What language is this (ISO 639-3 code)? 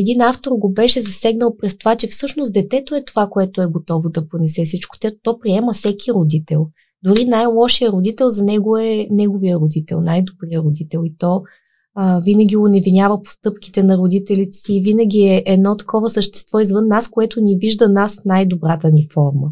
bul